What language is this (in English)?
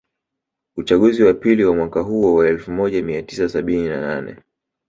Swahili